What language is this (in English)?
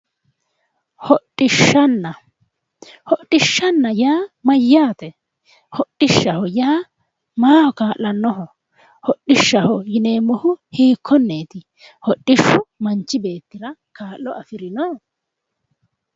Sidamo